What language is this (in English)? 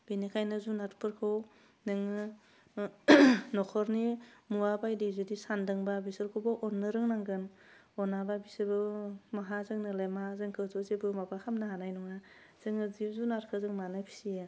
Bodo